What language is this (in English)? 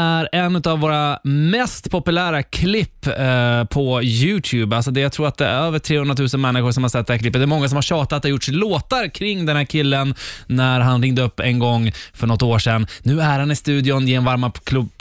Swedish